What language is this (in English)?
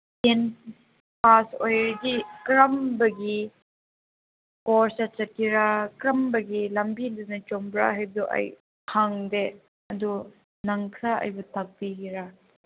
Manipuri